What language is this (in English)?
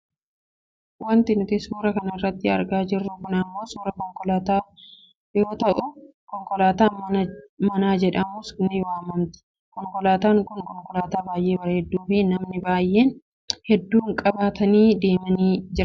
Oromo